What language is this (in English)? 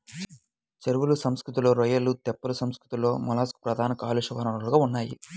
Telugu